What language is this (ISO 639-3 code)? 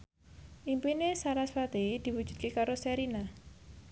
jav